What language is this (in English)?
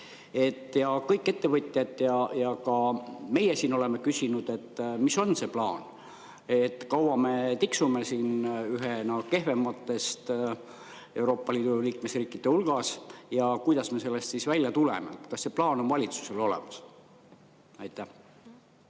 Estonian